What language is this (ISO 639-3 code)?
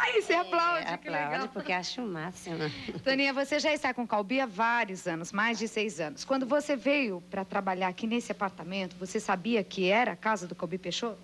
por